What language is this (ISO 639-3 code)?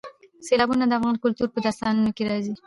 pus